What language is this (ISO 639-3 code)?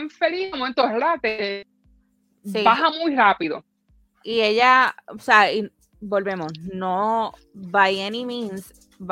spa